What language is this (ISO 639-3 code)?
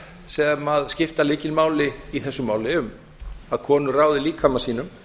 isl